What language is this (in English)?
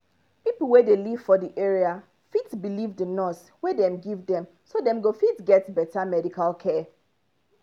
Nigerian Pidgin